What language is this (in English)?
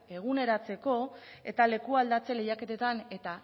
Basque